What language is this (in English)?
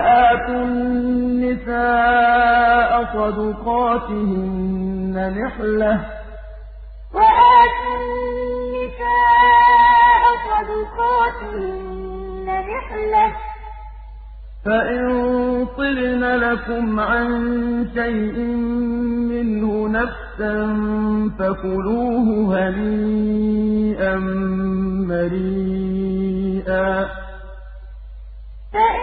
Arabic